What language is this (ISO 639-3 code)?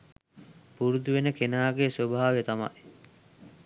sin